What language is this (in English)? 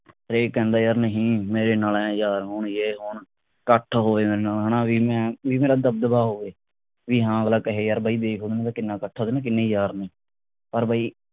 Punjabi